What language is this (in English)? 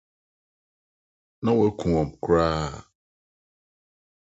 Akan